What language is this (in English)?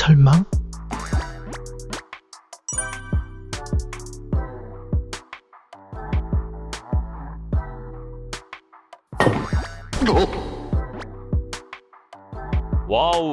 Korean